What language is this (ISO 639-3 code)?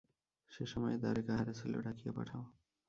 ben